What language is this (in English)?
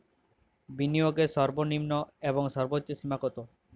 Bangla